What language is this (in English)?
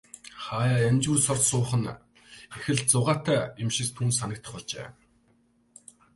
Mongolian